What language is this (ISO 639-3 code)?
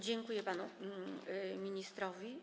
pol